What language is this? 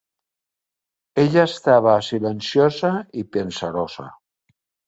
Catalan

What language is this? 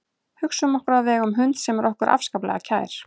Icelandic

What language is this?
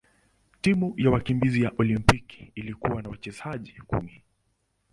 Swahili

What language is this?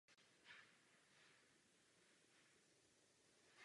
Czech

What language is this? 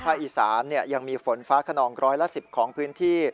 Thai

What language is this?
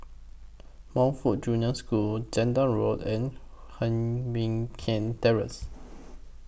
English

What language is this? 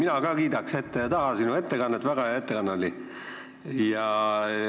Estonian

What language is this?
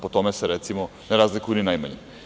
Serbian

